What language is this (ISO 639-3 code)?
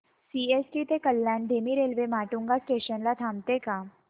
mar